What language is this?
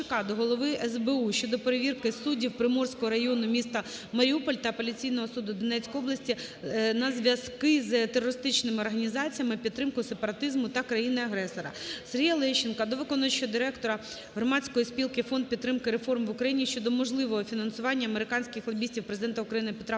Ukrainian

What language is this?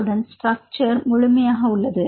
Tamil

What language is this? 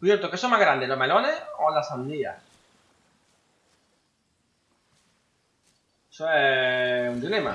Spanish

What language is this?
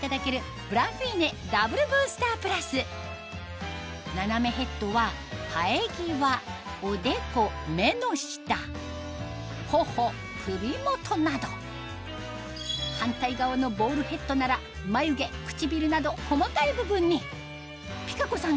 Japanese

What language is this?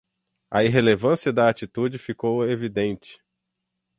Portuguese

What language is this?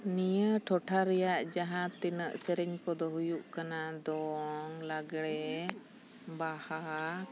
Santali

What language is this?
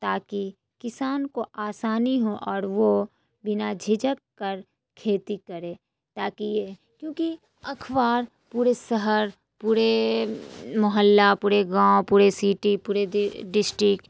Urdu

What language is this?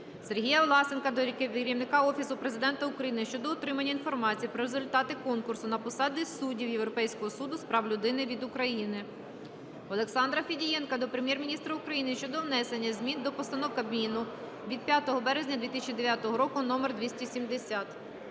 Ukrainian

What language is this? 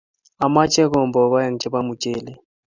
Kalenjin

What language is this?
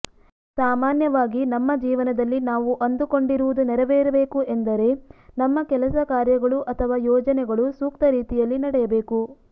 Kannada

